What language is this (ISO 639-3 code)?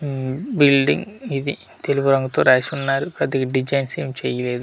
tel